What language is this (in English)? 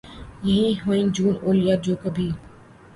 Urdu